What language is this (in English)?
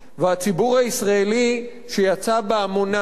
Hebrew